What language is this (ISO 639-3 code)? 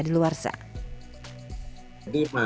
ind